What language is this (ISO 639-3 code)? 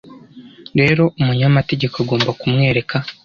kin